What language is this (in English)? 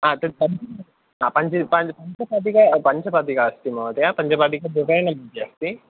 Sanskrit